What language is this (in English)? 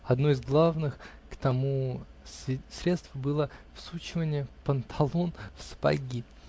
Russian